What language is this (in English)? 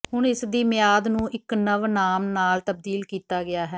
Punjabi